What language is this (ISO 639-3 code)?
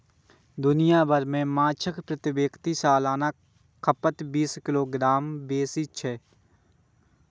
mai